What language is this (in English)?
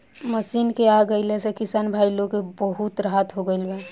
Bhojpuri